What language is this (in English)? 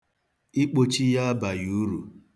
Igbo